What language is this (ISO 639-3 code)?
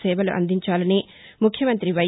tel